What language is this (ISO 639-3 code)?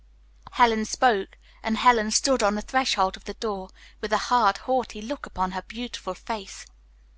eng